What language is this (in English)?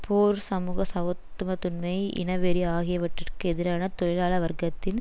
Tamil